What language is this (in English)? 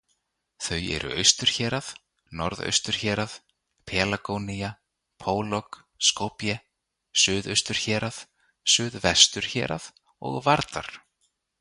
Icelandic